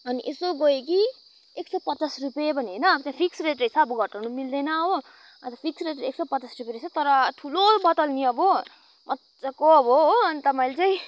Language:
Nepali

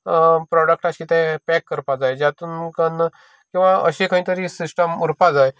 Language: Konkani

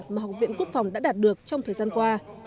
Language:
Vietnamese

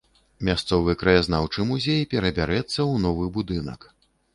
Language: Belarusian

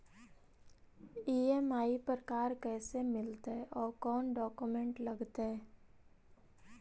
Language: Magahi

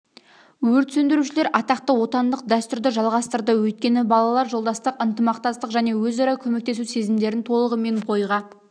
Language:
Kazakh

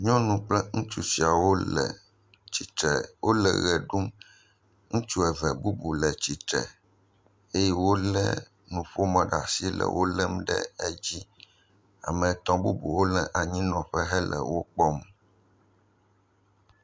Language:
Ewe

